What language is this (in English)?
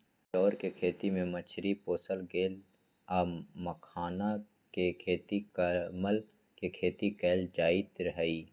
Magahi